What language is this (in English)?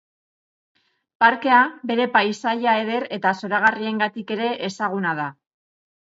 Basque